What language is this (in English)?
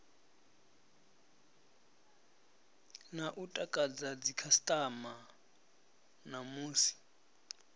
Venda